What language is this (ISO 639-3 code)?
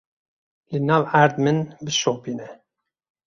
kur